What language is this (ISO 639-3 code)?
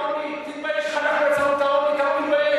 heb